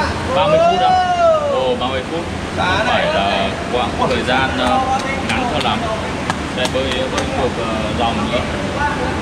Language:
Vietnamese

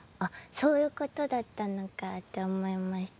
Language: Japanese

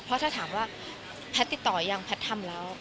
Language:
Thai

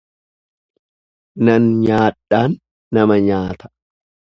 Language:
Oromo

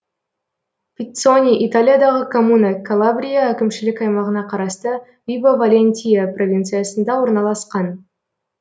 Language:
Kazakh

